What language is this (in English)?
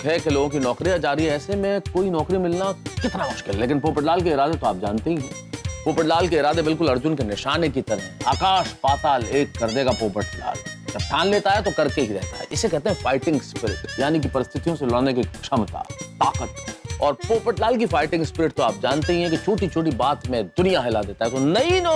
Hindi